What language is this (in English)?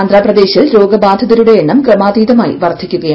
Malayalam